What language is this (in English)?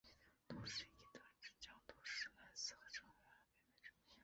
Chinese